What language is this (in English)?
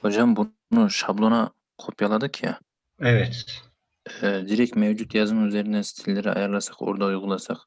Turkish